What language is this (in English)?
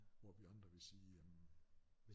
Danish